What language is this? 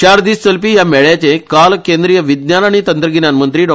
Konkani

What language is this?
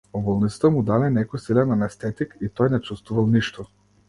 Macedonian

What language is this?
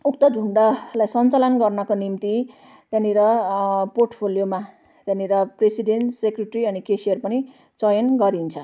Nepali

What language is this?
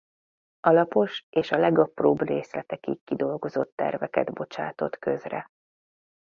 Hungarian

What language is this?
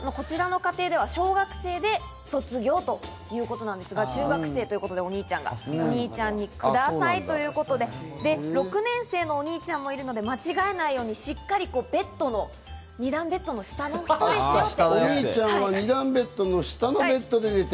Japanese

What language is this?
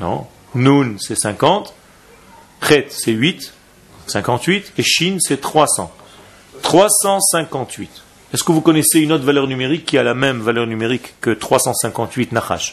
French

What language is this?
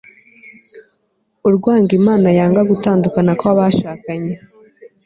Kinyarwanda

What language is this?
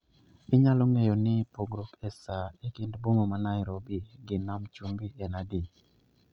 Luo (Kenya and Tanzania)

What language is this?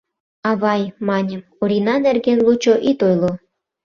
Mari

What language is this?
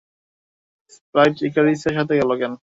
Bangla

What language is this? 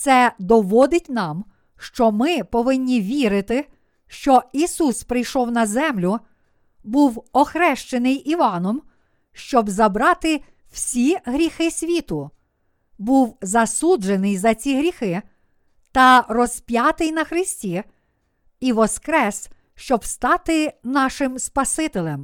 Ukrainian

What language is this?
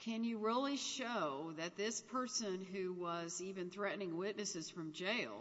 English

